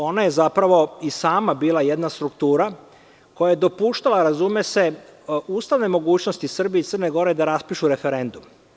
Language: Serbian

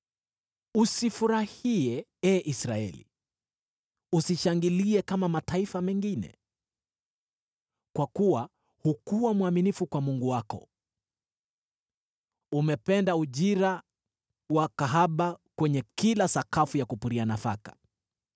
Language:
Swahili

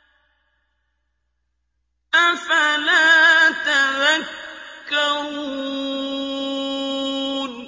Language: Arabic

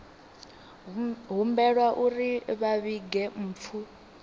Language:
Venda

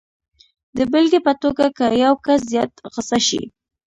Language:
Pashto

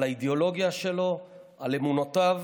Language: Hebrew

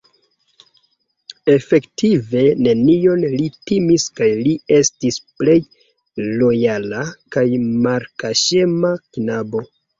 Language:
Esperanto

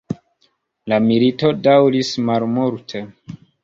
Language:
Esperanto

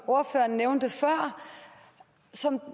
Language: Danish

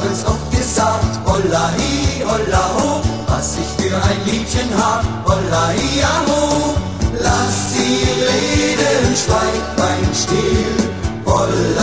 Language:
Dutch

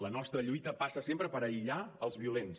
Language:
Catalan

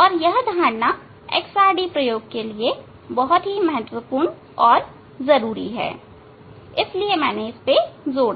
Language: Hindi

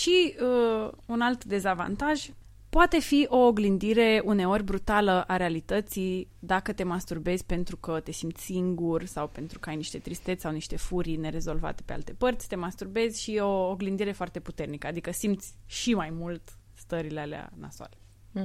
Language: Romanian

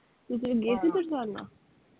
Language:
Punjabi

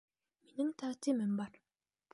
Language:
Bashkir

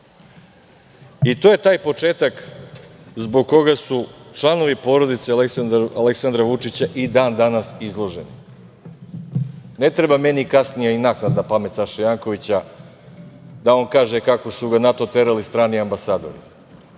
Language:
Serbian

